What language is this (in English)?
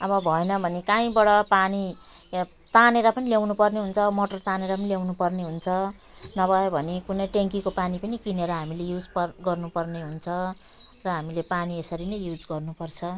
Nepali